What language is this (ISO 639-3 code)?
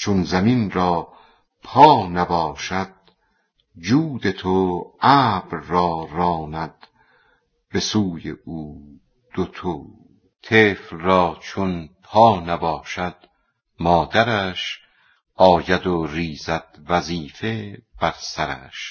fas